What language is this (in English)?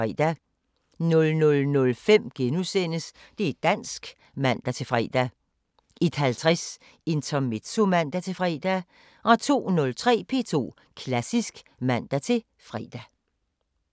Danish